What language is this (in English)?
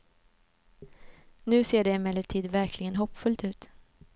Swedish